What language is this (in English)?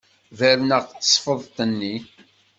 Kabyle